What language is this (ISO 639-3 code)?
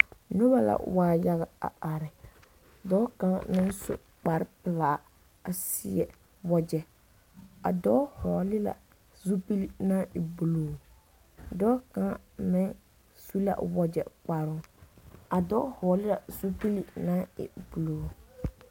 dga